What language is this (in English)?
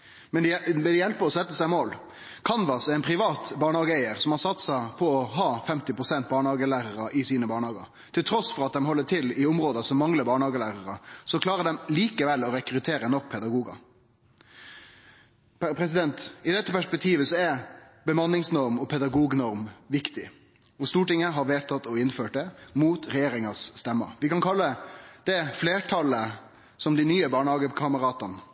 Norwegian Nynorsk